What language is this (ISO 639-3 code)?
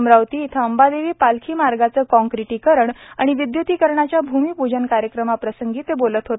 mar